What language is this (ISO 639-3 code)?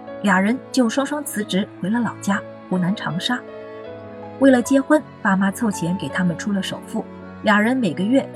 zho